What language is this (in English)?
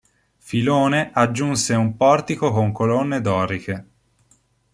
Italian